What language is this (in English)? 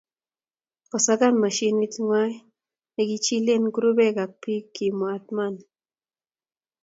Kalenjin